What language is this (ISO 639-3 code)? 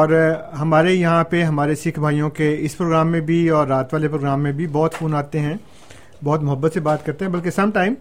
urd